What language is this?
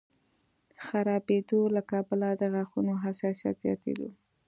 Pashto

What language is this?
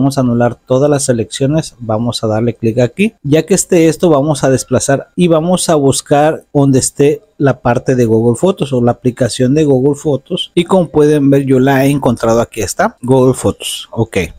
Spanish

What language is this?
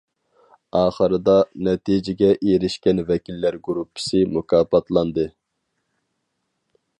Uyghur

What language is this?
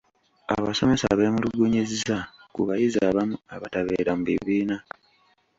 Ganda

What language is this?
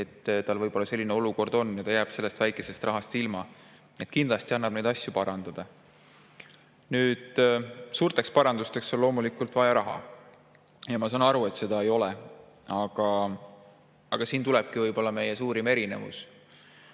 Estonian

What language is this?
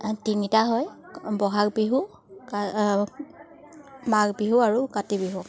Assamese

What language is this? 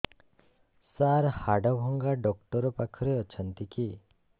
Odia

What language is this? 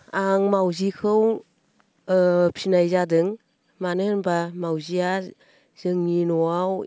Bodo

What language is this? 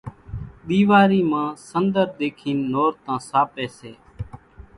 Kachi Koli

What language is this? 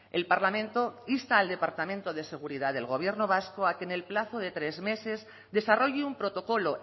Spanish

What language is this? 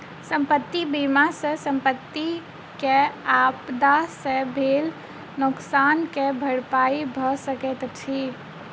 Maithili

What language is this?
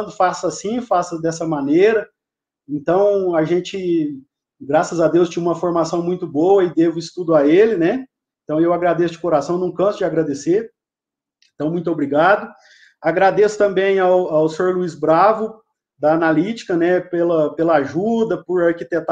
Portuguese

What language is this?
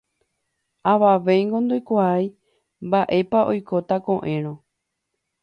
Guarani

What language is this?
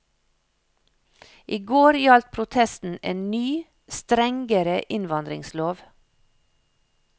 Norwegian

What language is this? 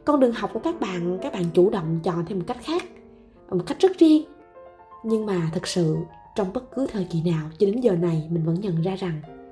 Vietnamese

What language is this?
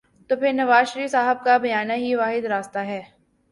Urdu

